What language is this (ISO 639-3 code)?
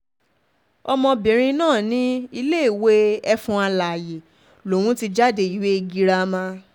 yor